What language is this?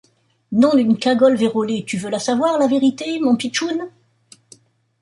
French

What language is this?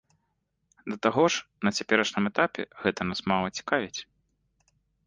Belarusian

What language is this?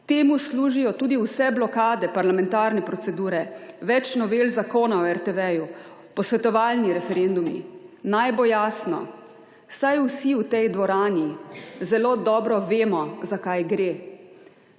Slovenian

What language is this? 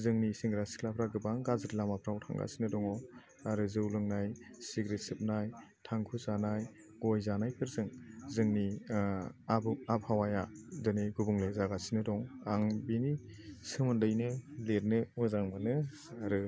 Bodo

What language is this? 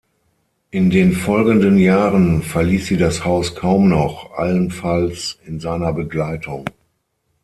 German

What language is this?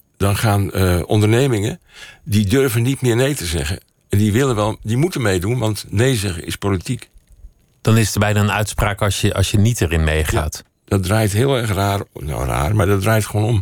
Dutch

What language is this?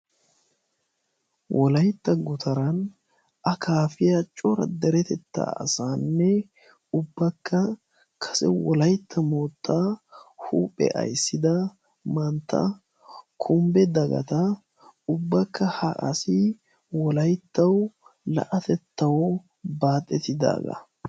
Wolaytta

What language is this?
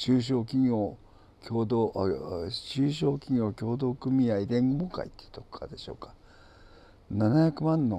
Japanese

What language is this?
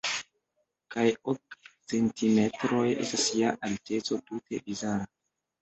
Esperanto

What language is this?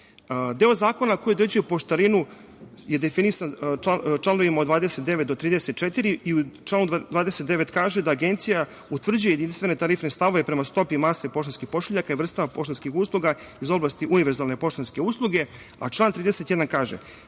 Serbian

